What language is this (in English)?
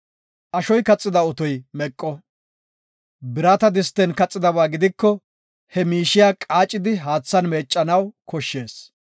Gofa